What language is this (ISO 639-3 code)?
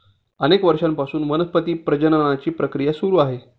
mar